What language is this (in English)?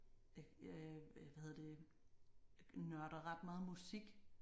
Danish